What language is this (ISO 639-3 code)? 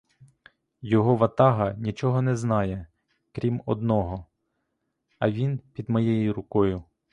ukr